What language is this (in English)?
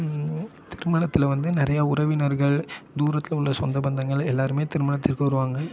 Tamil